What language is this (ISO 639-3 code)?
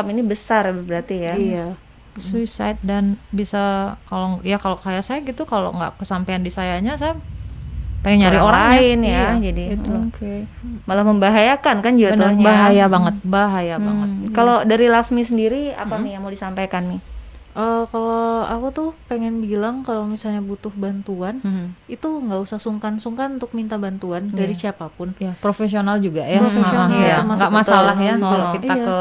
ind